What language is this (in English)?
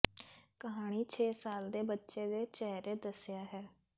Punjabi